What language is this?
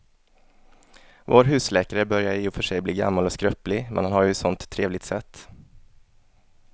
Swedish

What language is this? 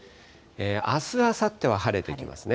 Japanese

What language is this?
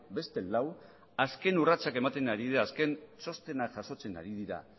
Basque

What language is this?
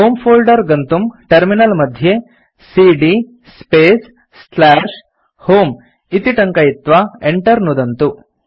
Sanskrit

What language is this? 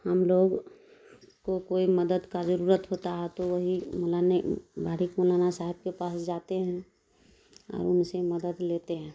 Urdu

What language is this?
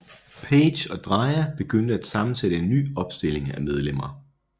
Danish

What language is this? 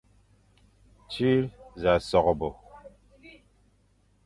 Fang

